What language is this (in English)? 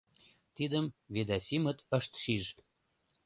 Mari